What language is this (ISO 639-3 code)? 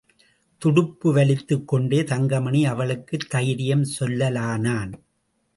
tam